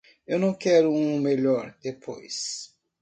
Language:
Portuguese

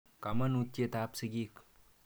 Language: Kalenjin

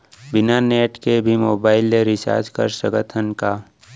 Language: Chhattisgarhi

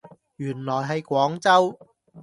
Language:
Cantonese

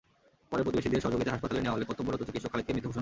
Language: Bangla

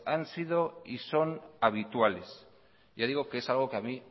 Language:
Spanish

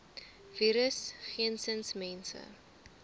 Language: Afrikaans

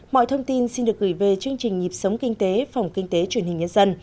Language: Vietnamese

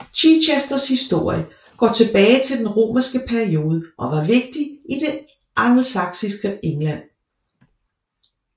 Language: Danish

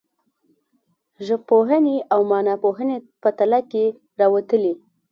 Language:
Pashto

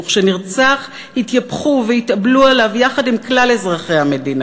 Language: Hebrew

